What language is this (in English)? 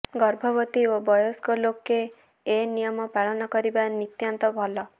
Odia